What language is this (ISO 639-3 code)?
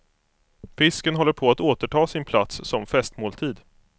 swe